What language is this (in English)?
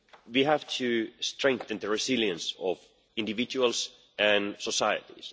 English